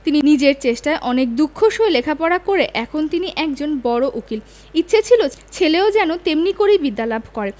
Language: Bangla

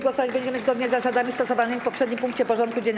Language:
Polish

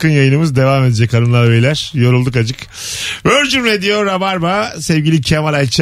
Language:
Turkish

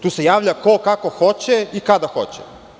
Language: Serbian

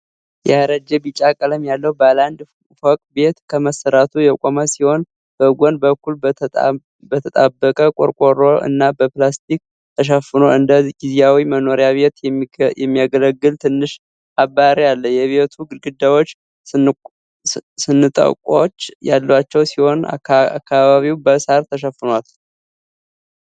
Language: Amharic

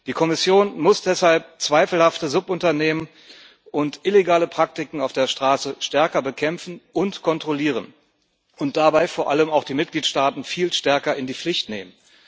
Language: German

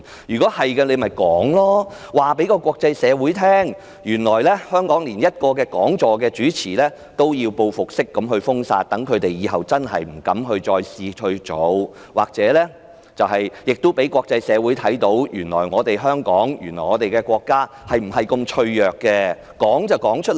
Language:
Cantonese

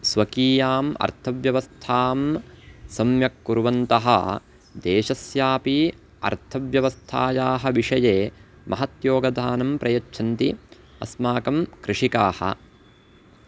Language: Sanskrit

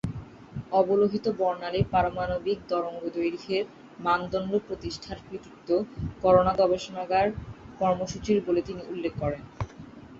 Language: Bangla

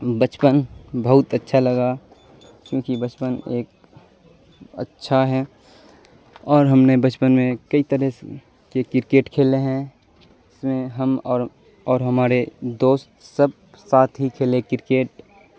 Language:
Urdu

